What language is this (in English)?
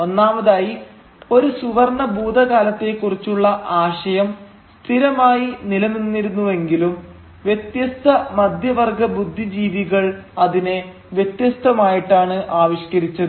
Malayalam